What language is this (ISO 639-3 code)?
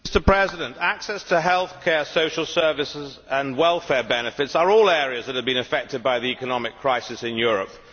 eng